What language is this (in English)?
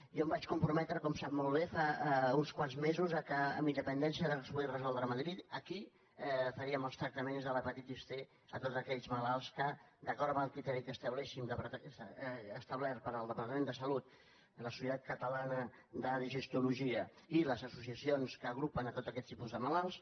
Catalan